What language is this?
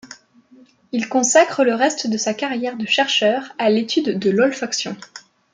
French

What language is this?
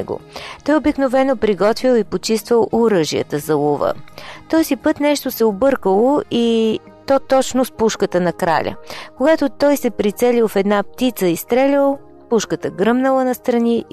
Bulgarian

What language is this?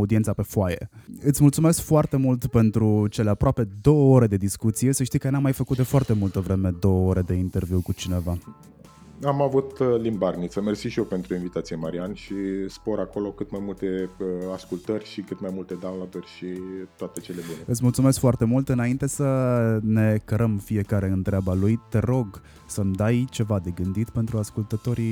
Romanian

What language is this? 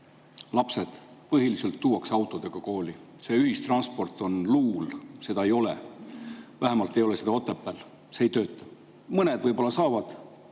Estonian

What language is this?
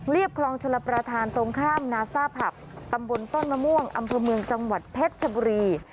Thai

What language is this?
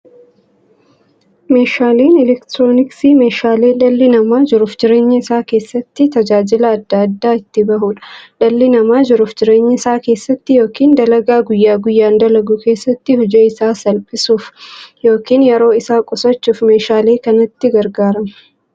Oromo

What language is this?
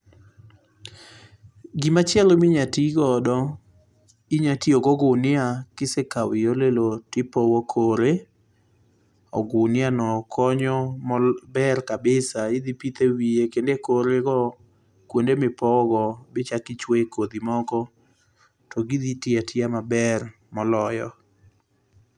Luo (Kenya and Tanzania)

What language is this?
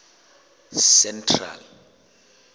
Southern Sotho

